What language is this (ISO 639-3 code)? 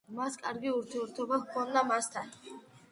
kat